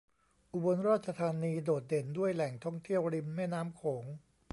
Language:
Thai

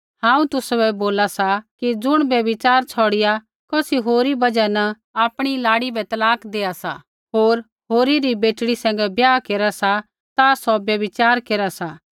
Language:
Kullu Pahari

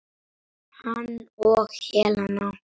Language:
Icelandic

